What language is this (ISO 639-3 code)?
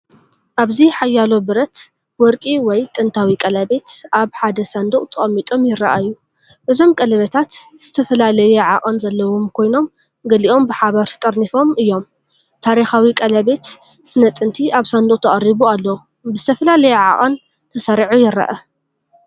tir